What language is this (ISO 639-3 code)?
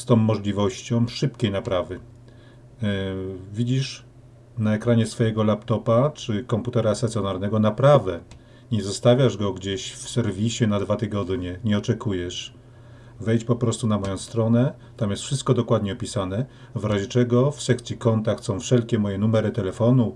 pol